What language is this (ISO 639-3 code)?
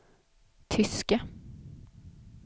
swe